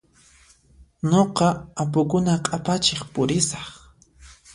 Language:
Puno Quechua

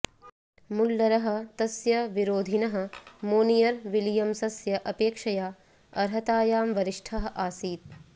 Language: Sanskrit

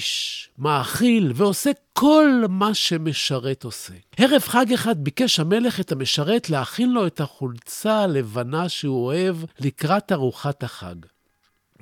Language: Hebrew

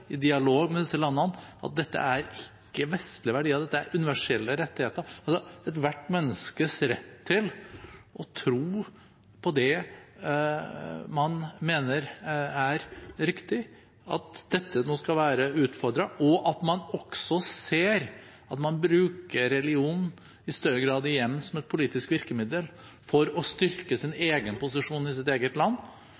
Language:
Norwegian Bokmål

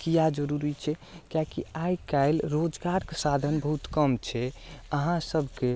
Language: Maithili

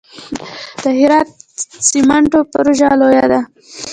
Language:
Pashto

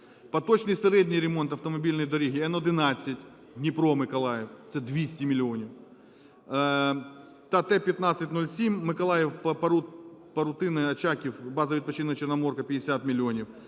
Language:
Ukrainian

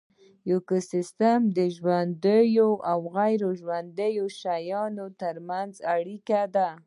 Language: Pashto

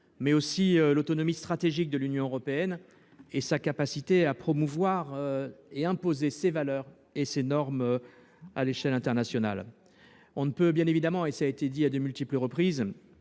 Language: French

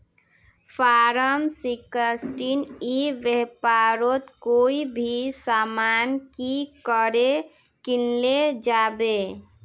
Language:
Magahi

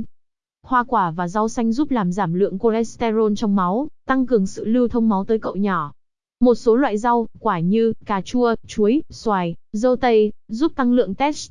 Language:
Vietnamese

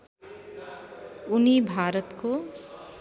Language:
Nepali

